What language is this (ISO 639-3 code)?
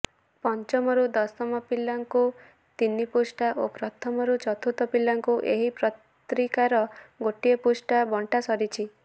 ori